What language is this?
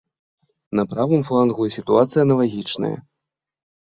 Belarusian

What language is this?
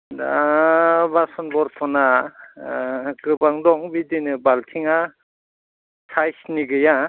Bodo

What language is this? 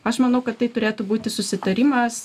Lithuanian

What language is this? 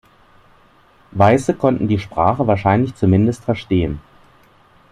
German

